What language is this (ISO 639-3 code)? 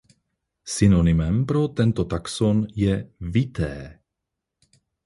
ces